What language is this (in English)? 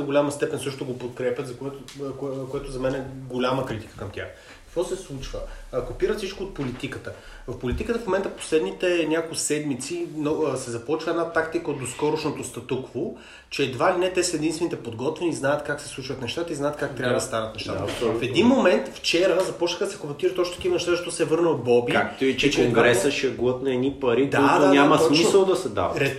Bulgarian